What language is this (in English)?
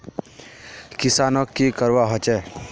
Magahi